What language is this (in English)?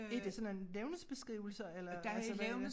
Danish